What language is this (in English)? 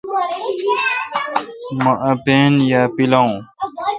Kalkoti